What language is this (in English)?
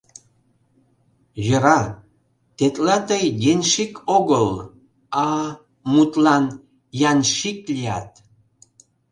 Mari